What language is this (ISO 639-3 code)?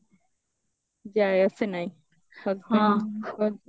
ori